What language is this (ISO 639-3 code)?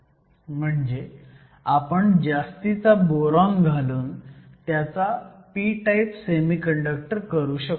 mar